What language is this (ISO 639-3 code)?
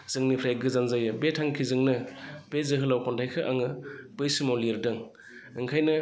brx